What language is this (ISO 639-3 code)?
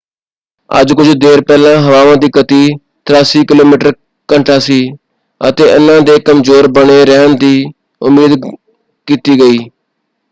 pan